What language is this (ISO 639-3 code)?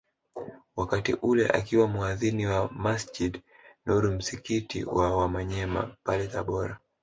swa